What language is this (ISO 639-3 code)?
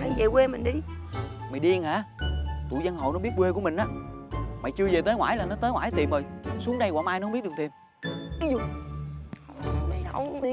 vie